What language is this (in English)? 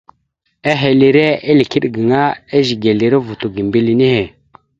Mada (Cameroon)